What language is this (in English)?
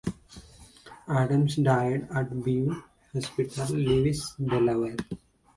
English